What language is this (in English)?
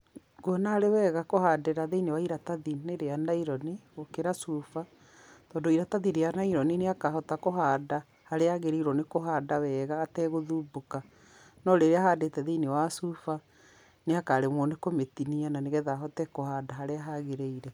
Kikuyu